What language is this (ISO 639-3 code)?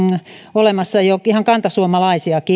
fin